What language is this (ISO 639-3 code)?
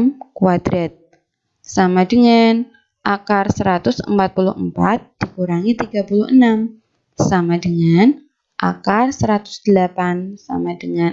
ind